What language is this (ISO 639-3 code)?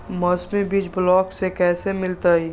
mag